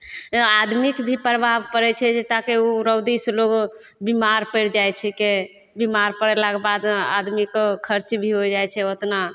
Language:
Maithili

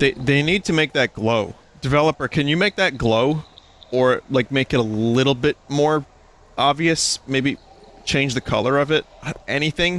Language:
English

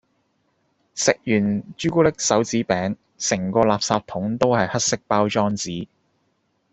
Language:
Cantonese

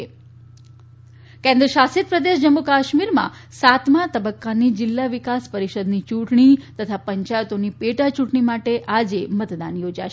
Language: Gujarati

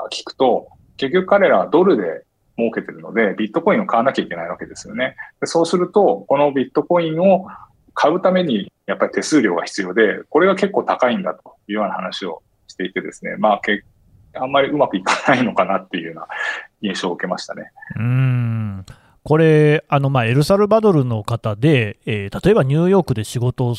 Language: Japanese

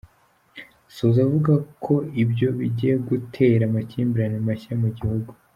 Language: Kinyarwanda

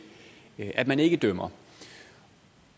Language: Danish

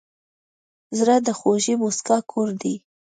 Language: Pashto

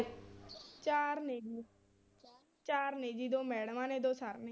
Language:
Punjabi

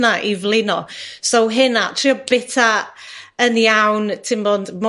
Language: Welsh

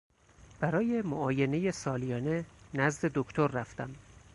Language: Persian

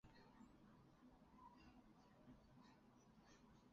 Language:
Chinese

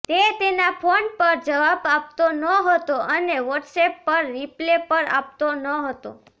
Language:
Gujarati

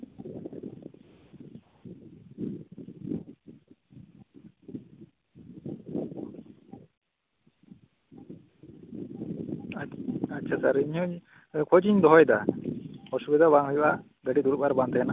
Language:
Santali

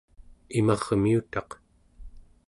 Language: Central Yupik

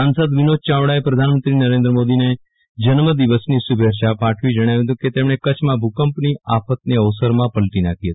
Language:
Gujarati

